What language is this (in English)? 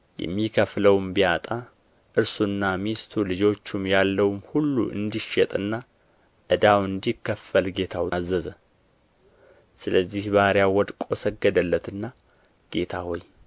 Amharic